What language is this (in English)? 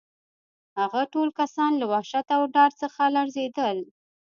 Pashto